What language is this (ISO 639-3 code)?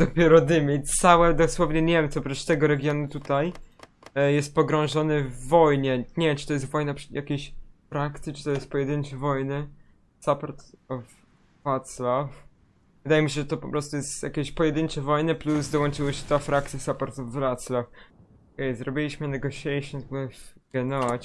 pol